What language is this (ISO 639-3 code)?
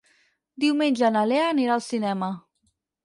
cat